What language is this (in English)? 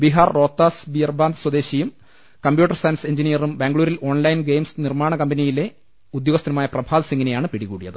Malayalam